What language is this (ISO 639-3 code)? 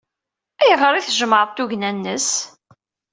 kab